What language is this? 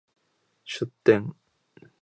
Japanese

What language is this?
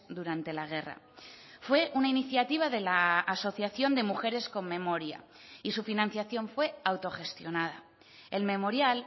Spanish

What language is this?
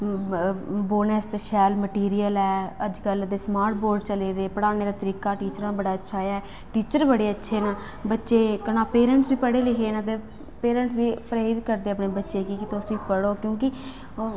Dogri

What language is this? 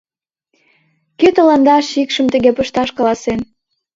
Mari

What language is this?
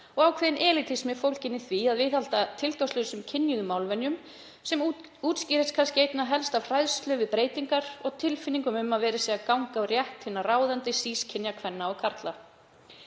Icelandic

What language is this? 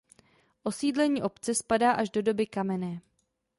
Czech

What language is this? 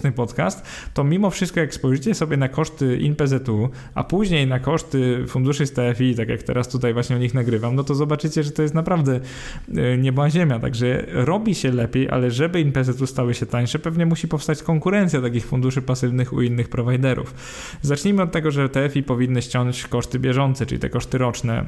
Polish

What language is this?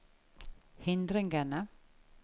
Norwegian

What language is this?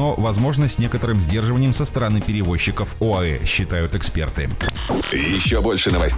Russian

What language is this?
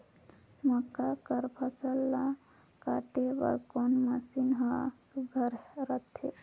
Chhattisgarhi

